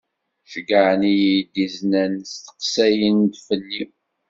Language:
Kabyle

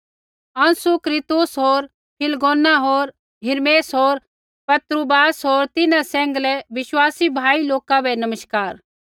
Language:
Kullu Pahari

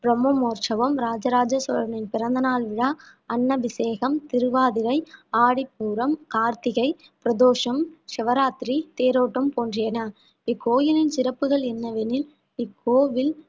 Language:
Tamil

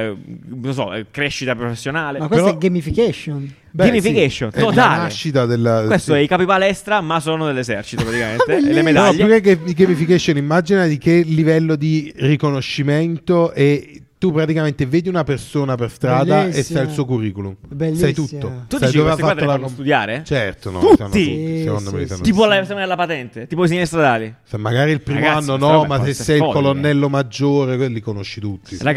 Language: Italian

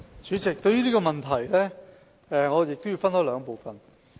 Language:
Cantonese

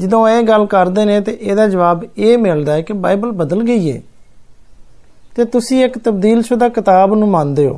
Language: Hindi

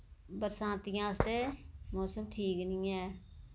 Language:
Dogri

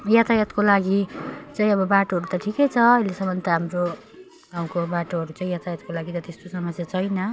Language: Nepali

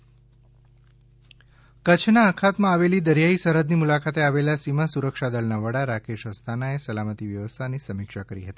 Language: Gujarati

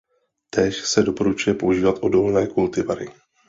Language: Czech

